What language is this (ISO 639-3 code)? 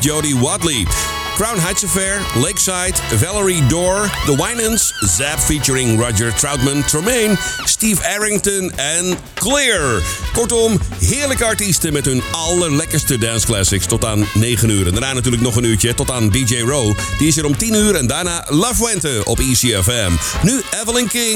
nld